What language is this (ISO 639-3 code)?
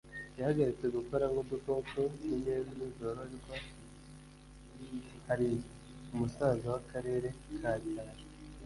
kin